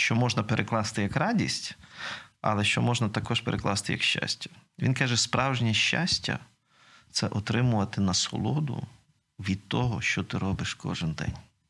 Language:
Ukrainian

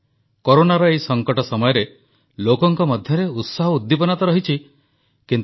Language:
Odia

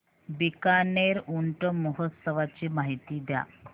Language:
Marathi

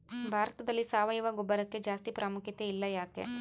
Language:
Kannada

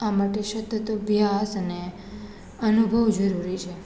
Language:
Gujarati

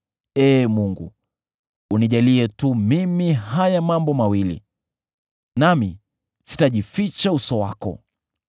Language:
Swahili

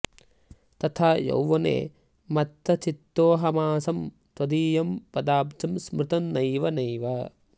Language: Sanskrit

